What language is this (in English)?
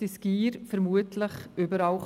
Swiss German